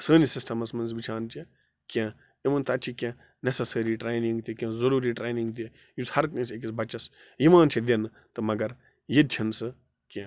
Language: Kashmiri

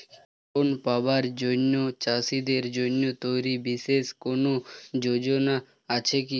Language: Bangla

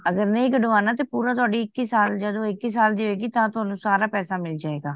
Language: Punjabi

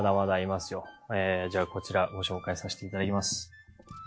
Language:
Japanese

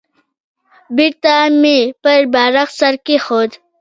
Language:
Pashto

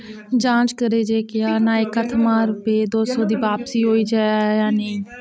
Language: Dogri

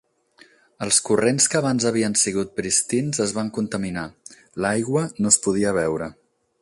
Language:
Catalan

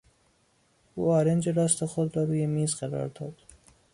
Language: Persian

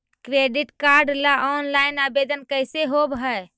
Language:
Magahi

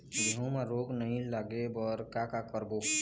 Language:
Chhattisgarhi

